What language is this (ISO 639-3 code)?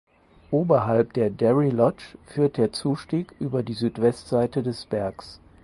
deu